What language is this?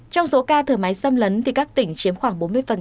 Vietnamese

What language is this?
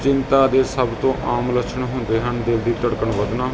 Punjabi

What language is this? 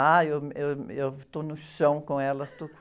Portuguese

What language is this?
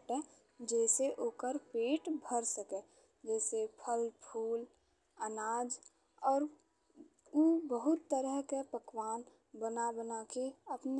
Bhojpuri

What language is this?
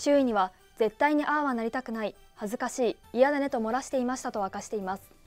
Japanese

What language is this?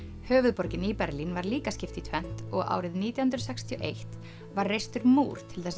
Icelandic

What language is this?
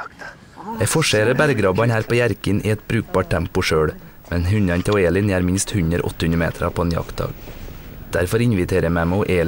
Norwegian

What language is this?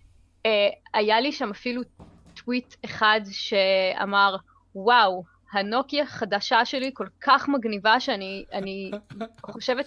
Hebrew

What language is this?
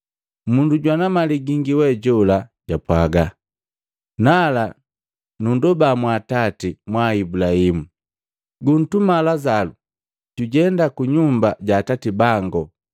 Matengo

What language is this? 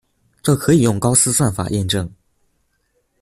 Chinese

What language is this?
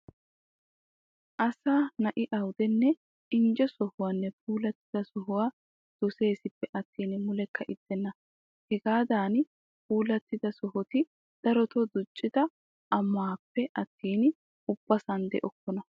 Wolaytta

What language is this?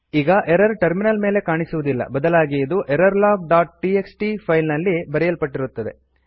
Kannada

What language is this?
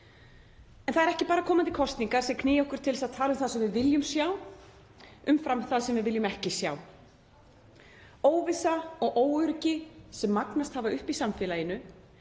Icelandic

